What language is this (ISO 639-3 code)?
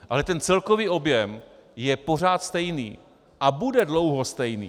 ces